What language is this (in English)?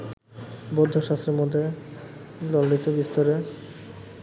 Bangla